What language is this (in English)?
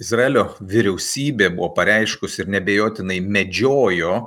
Lithuanian